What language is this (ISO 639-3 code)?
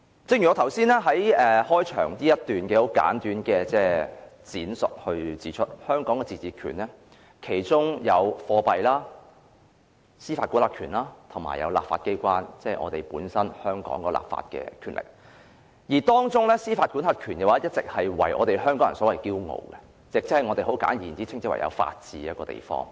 yue